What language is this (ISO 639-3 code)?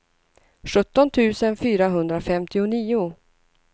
swe